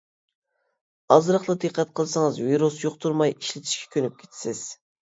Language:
Uyghur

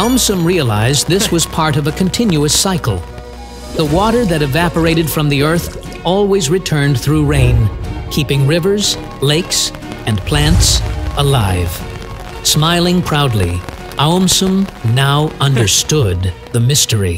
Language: English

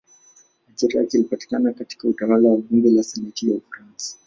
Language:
Swahili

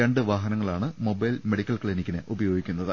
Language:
Malayalam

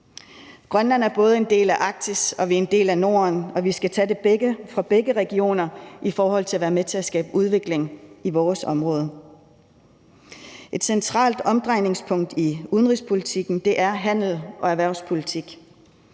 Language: Danish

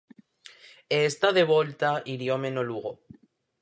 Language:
Galician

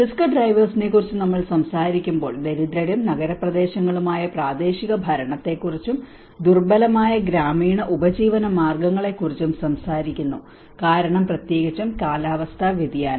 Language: Malayalam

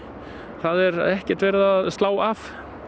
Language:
Icelandic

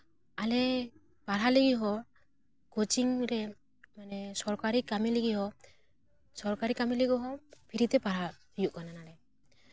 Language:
Santali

